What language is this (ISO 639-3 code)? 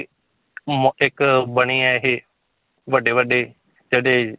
pan